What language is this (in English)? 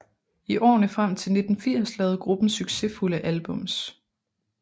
Danish